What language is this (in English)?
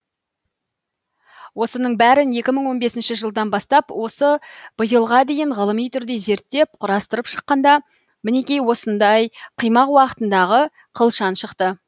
Kazakh